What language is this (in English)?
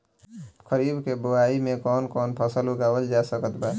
Bhojpuri